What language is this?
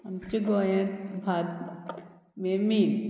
Konkani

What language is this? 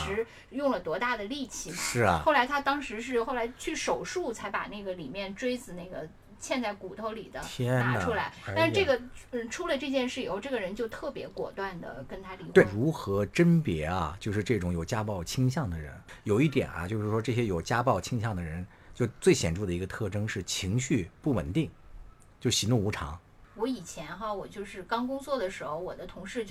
Chinese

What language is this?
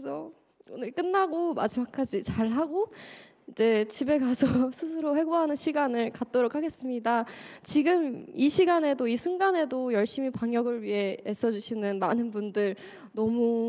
Korean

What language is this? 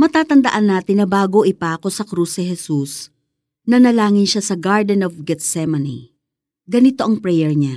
Filipino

